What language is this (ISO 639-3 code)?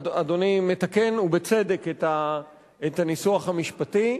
heb